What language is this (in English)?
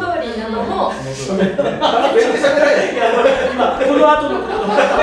Japanese